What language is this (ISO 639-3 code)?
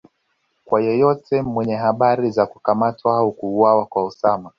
swa